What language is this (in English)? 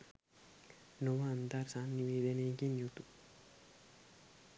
Sinhala